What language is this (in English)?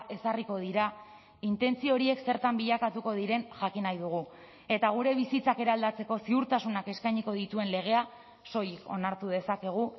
Basque